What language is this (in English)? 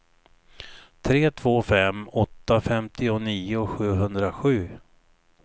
Swedish